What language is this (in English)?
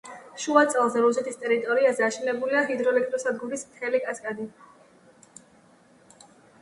Georgian